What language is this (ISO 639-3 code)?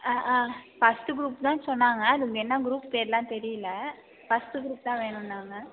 tam